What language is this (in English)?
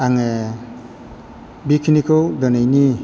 Bodo